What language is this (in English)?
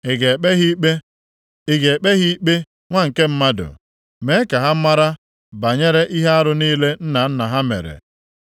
Igbo